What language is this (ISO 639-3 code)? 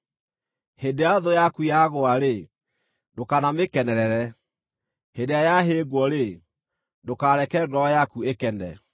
kik